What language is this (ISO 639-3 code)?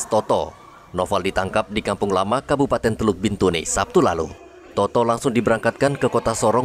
ind